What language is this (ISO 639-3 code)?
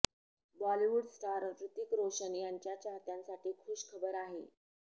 mar